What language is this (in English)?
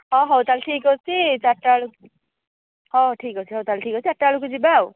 Odia